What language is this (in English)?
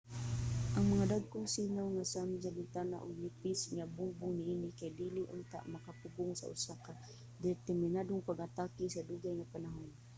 Cebuano